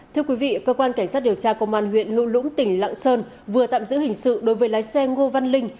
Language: Vietnamese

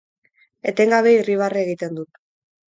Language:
Basque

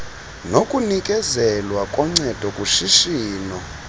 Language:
Xhosa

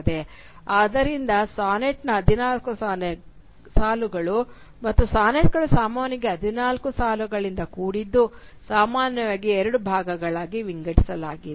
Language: Kannada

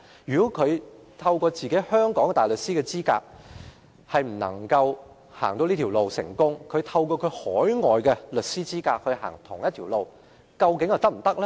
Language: Cantonese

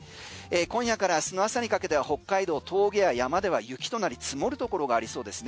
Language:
Japanese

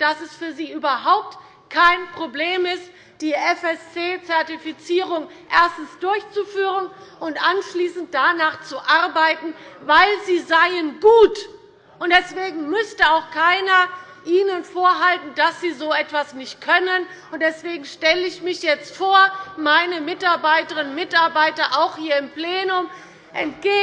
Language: German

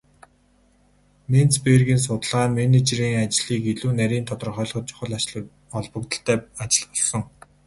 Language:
Mongolian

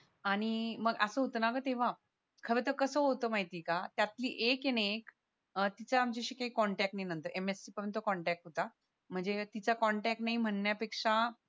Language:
Marathi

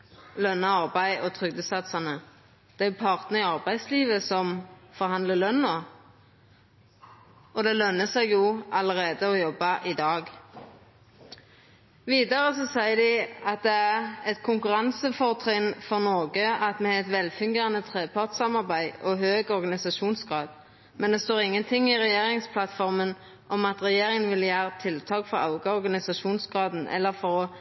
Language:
Norwegian Nynorsk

